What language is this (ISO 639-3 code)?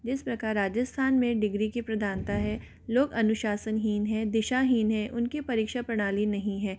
hin